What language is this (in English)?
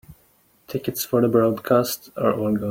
English